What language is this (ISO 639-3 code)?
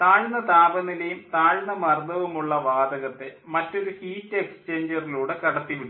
mal